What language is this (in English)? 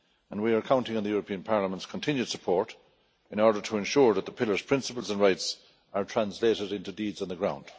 English